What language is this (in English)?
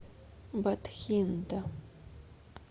Russian